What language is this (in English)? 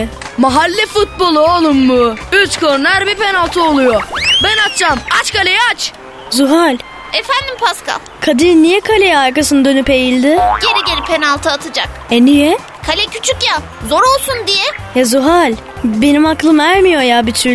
Turkish